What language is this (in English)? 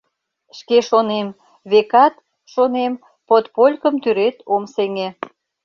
Mari